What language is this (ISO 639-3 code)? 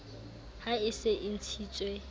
sot